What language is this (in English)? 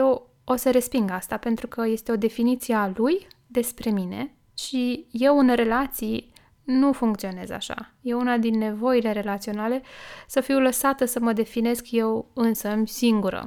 Romanian